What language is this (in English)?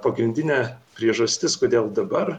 Lithuanian